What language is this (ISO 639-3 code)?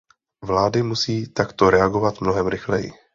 ces